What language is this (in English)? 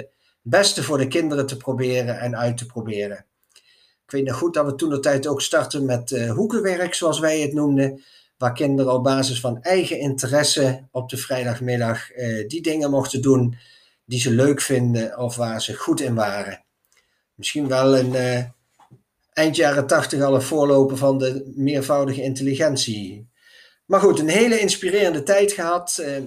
Dutch